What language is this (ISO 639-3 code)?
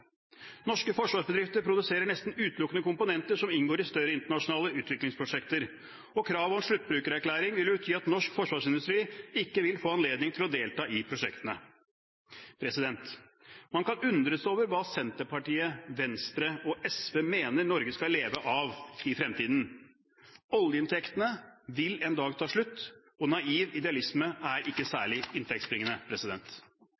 nob